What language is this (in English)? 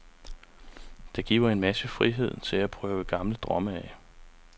Danish